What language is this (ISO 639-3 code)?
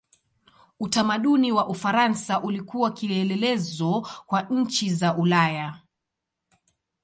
swa